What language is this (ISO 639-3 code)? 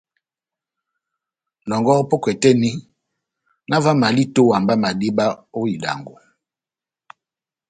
bnm